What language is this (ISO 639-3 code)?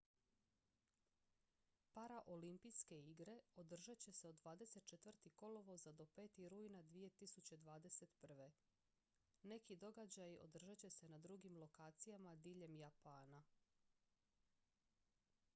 hrv